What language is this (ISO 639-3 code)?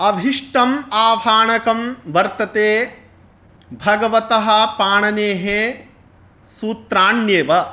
san